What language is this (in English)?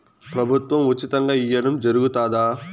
Telugu